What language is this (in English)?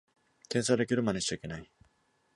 Japanese